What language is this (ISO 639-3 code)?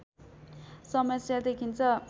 nep